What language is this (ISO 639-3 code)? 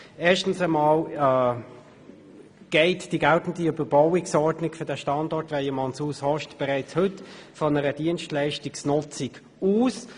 gsw